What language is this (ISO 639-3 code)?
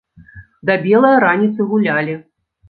bel